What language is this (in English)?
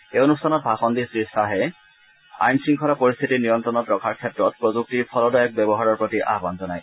Assamese